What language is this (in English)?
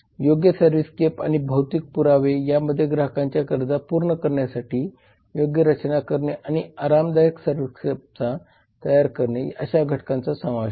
Marathi